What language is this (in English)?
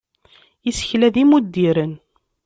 Kabyle